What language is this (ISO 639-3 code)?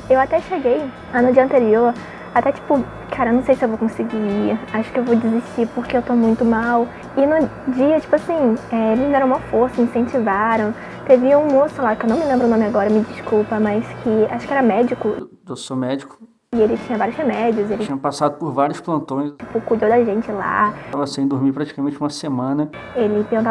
por